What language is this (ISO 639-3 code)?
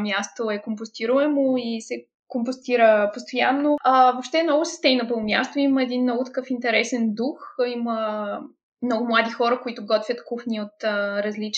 bul